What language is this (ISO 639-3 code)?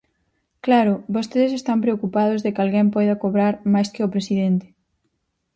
glg